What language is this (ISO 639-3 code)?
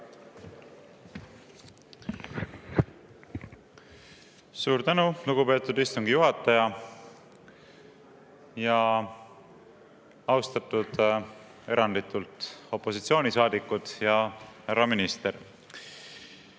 est